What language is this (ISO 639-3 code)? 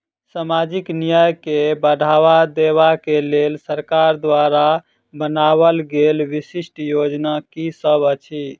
mai